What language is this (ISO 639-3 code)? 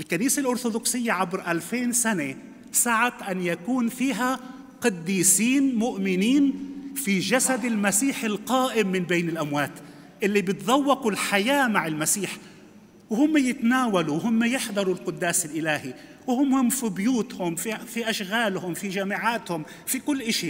ara